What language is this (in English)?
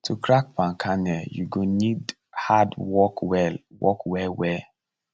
Nigerian Pidgin